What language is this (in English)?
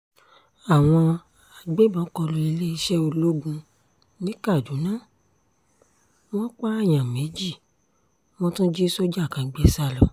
Yoruba